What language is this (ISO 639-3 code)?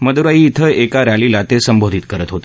mar